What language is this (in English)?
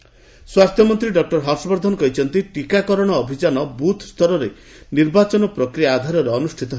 Odia